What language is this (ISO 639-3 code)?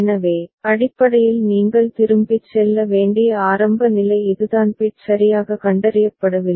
tam